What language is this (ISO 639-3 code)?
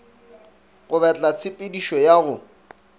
nso